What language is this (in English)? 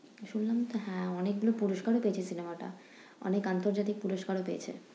Bangla